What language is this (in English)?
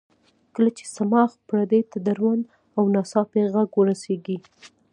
Pashto